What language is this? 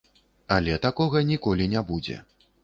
Belarusian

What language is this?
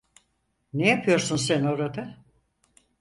Turkish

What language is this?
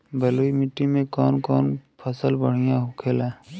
Bhojpuri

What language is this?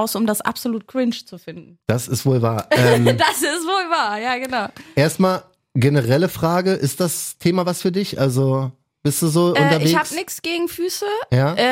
German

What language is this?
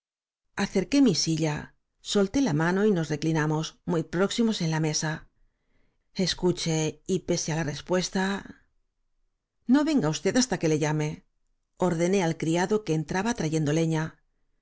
Spanish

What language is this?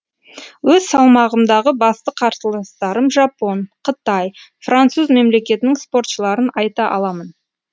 Kazakh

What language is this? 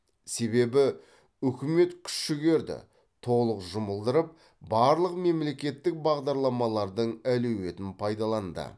Kazakh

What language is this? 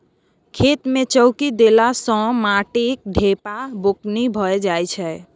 Maithili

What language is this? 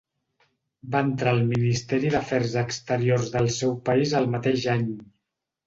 Catalan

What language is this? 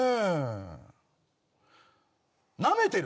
Japanese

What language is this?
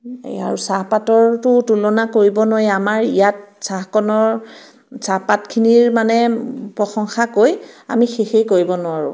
Assamese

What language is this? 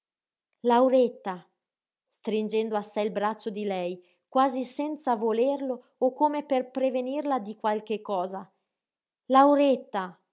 Italian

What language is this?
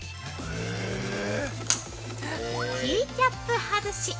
Japanese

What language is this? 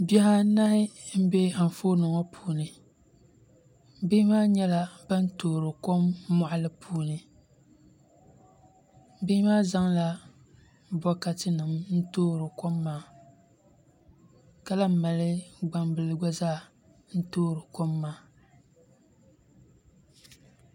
Dagbani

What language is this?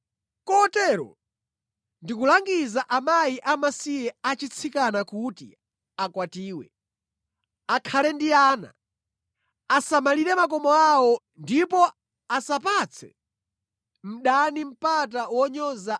Nyanja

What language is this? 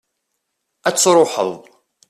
Kabyle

